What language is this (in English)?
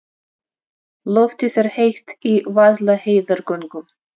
Icelandic